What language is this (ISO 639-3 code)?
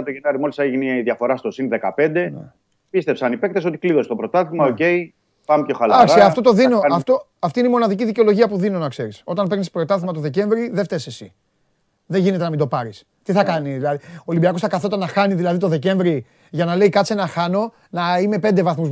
ell